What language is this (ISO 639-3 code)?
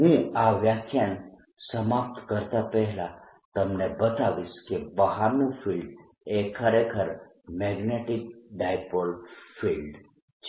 guj